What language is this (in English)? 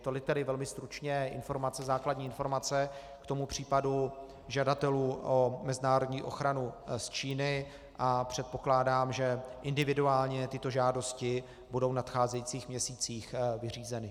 Czech